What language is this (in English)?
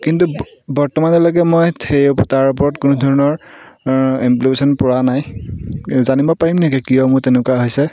Assamese